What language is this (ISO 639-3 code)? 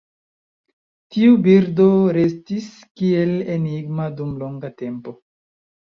epo